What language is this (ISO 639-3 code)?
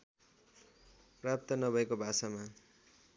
nep